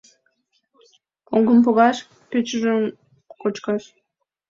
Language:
Mari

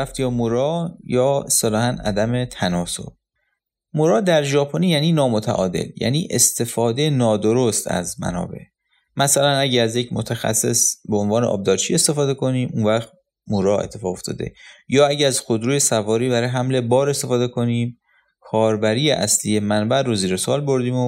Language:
Persian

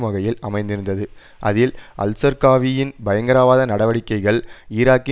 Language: Tamil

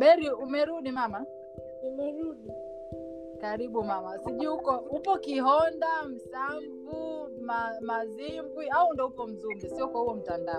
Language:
Swahili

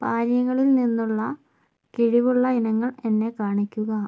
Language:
Malayalam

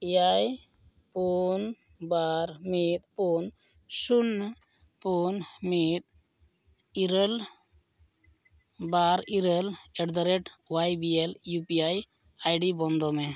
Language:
Santali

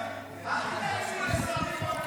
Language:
Hebrew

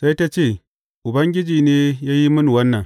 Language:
Hausa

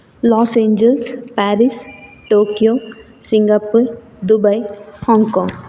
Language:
Sanskrit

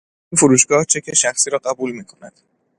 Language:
Persian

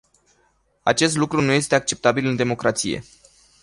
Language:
Romanian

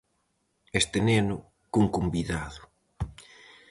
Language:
Galician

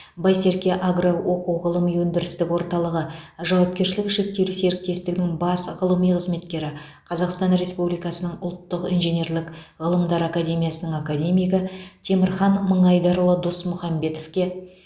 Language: Kazakh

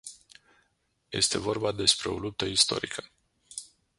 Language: Romanian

